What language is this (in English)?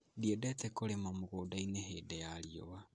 Kikuyu